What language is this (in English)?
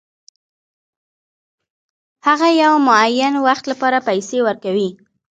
Pashto